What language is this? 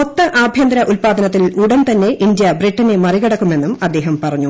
Malayalam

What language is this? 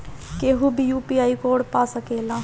Bhojpuri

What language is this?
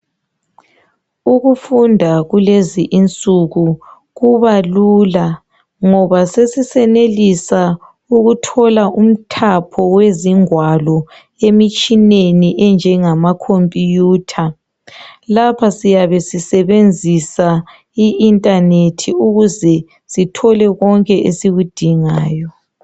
North Ndebele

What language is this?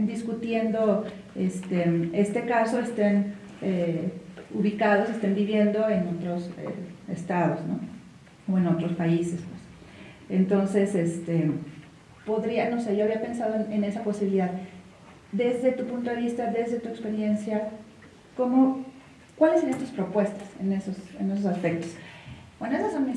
Spanish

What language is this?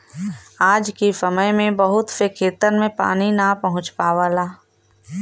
Bhojpuri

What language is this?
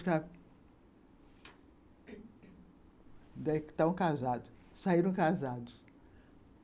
Portuguese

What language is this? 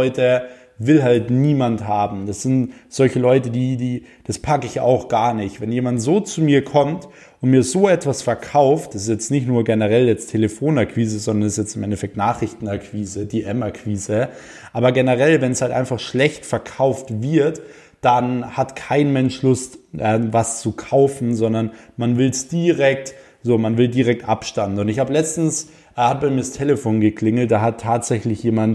German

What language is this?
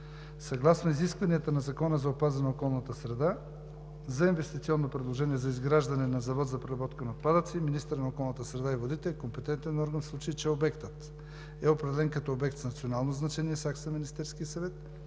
Bulgarian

